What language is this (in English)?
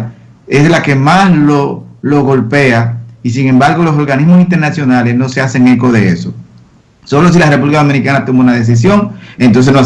Spanish